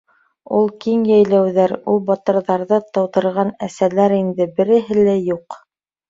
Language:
Bashkir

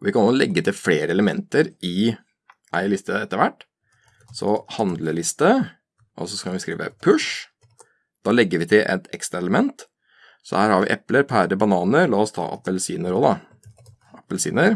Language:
Norwegian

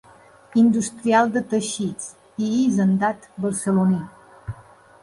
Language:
Catalan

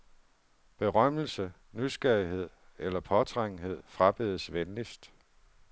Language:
Danish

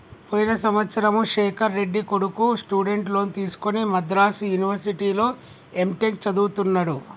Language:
Telugu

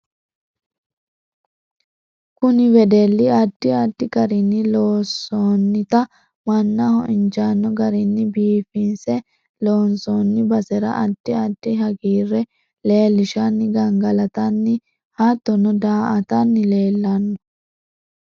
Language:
Sidamo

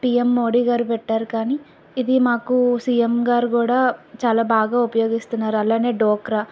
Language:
Telugu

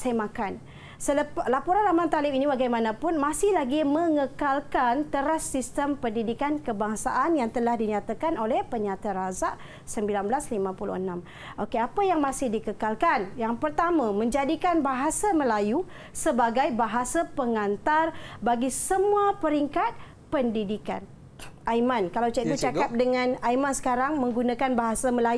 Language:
Malay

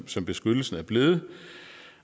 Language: Danish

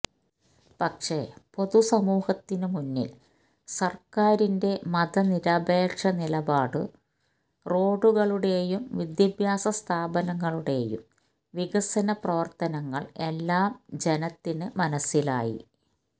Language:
Malayalam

